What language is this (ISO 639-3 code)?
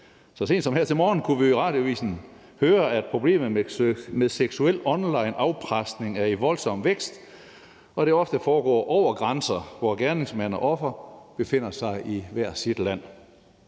dan